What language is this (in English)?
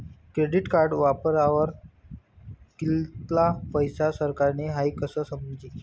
Marathi